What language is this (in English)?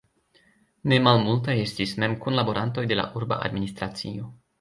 Esperanto